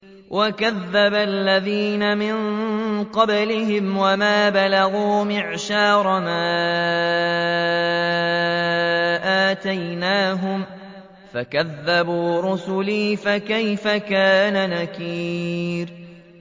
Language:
Arabic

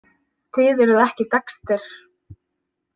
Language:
Icelandic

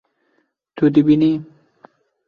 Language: Kurdish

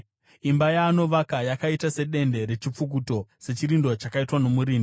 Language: Shona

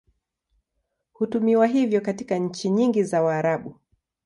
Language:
Swahili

